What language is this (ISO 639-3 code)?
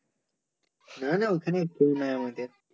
ben